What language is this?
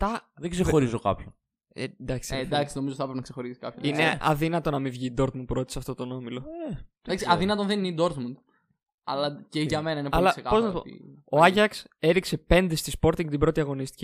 Greek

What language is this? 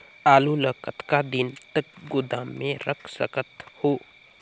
Chhattisgarhi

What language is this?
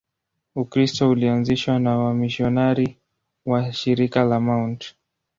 Swahili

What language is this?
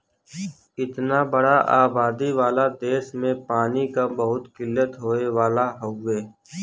Bhojpuri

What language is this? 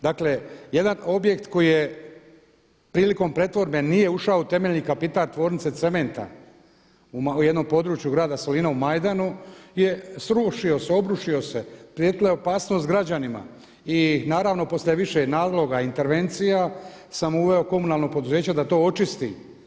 Croatian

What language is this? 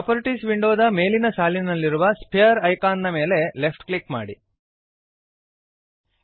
Kannada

